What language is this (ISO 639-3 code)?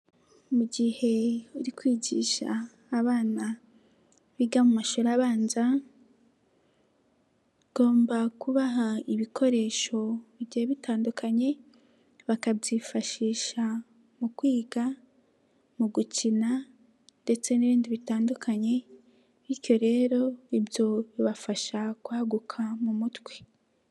kin